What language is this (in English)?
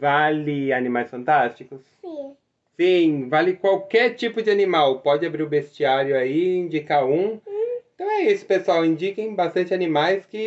Portuguese